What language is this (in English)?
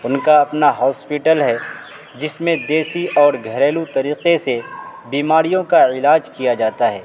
Urdu